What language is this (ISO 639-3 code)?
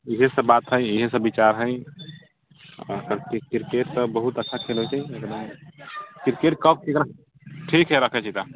mai